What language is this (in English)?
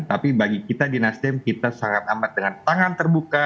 Indonesian